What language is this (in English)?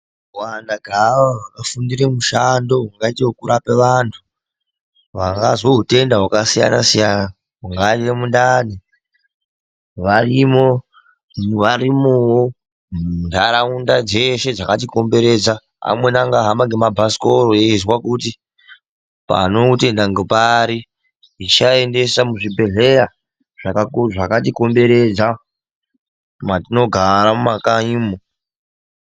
Ndau